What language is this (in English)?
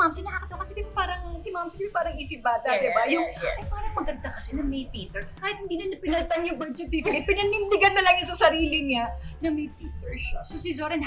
Filipino